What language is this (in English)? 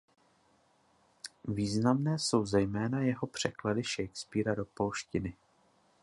Czech